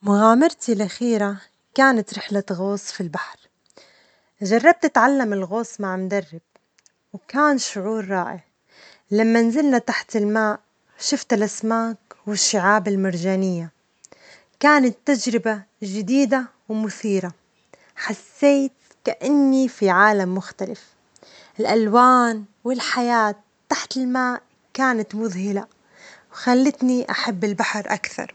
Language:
Omani Arabic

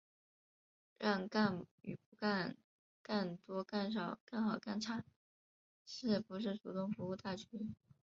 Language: Chinese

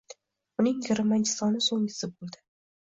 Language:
Uzbek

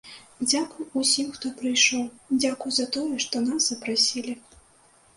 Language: Belarusian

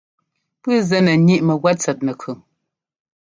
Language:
Ngomba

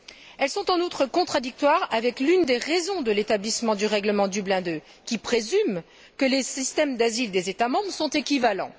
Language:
French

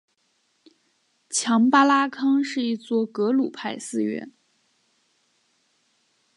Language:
Chinese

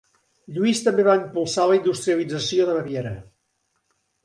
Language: Catalan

